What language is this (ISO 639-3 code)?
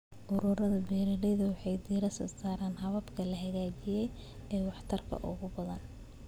som